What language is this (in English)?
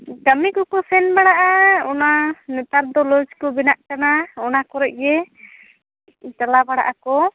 Santali